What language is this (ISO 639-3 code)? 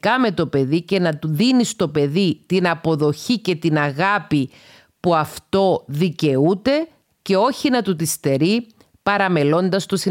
ell